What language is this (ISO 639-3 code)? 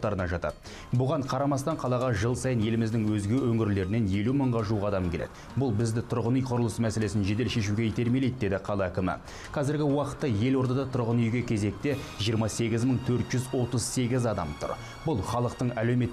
tur